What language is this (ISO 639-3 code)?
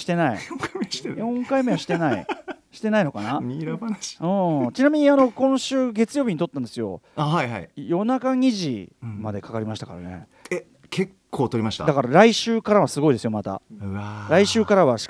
jpn